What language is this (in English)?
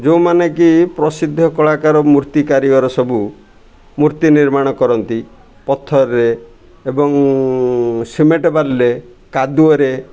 Odia